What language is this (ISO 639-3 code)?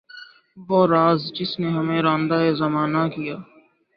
urd